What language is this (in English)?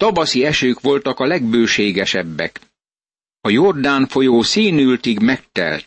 Hungarian